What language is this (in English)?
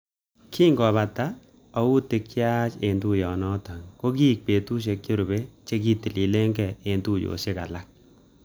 Kalenjin